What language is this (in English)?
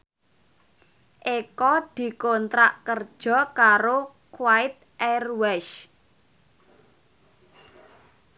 Javanese